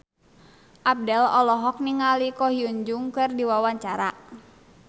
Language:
Sundanese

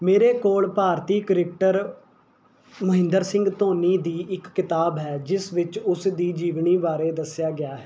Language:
Punjabi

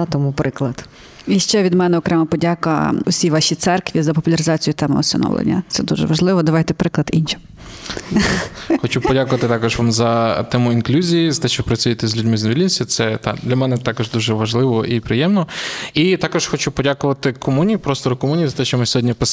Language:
Ukrainian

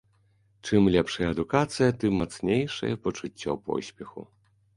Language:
Belarusian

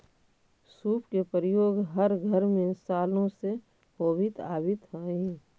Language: Magahi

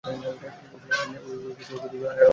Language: Bangla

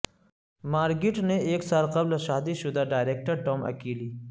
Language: Urdu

